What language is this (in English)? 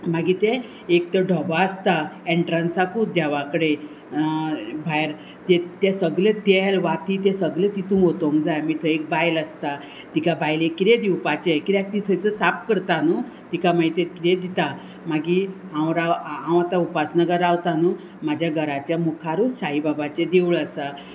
Konkani